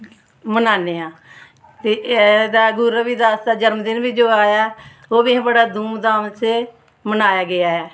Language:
Dogri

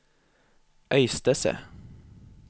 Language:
Norwegian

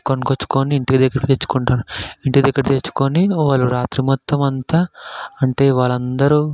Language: Telugu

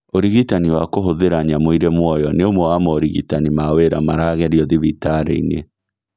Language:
Kikuyu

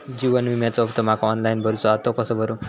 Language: Marathi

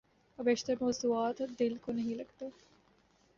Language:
Urdu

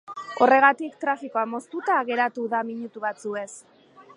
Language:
Basque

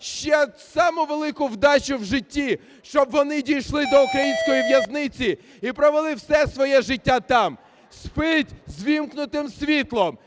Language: Ukrainian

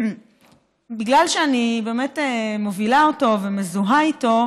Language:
Hebrew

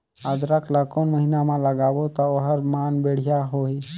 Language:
Chhattisgarhi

